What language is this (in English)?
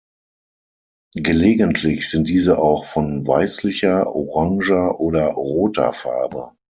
German